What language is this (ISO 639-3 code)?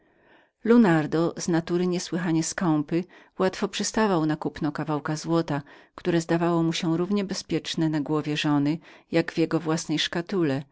pol